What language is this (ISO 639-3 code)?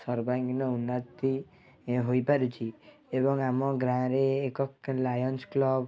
ori